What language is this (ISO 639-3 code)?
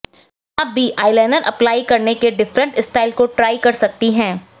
hin